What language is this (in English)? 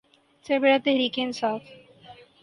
Urdu